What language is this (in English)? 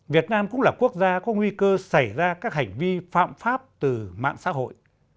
Vietnamese